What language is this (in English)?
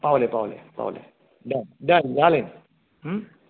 Konkani